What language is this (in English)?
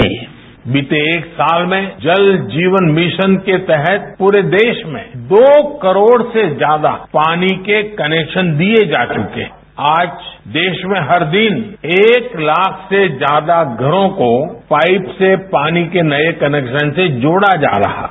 Hindi